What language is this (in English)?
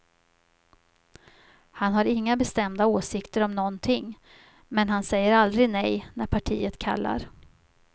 Swedish